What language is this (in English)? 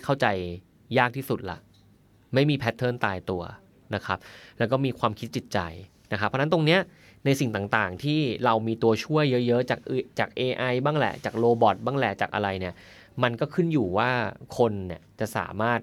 Thai